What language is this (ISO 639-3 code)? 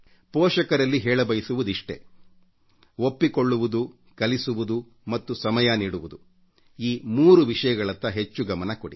kan